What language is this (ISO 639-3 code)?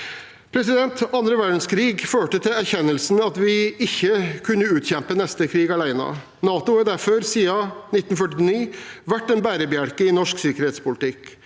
nor